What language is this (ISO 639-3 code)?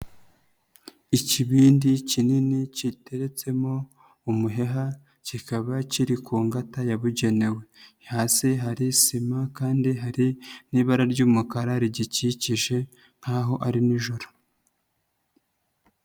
kin